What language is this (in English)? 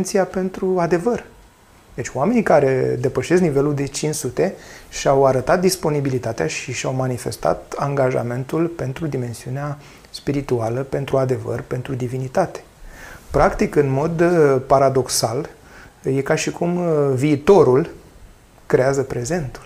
Romanian